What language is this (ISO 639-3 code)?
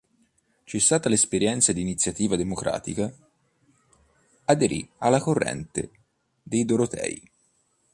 ita